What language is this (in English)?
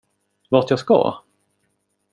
Swedish